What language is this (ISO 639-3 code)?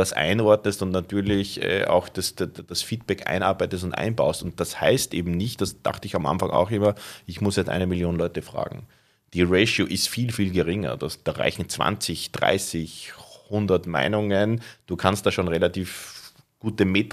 deu